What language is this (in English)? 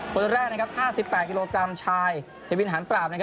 Thai